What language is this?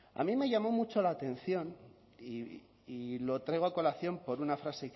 Spanish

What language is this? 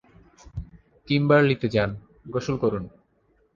Bangla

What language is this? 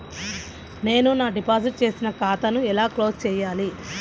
Telugu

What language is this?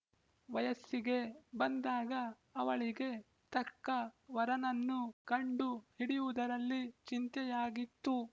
Kannada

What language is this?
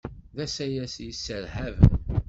Kabyle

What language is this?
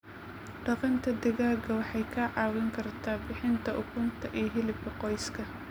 Somali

